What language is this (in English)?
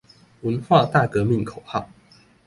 Chinese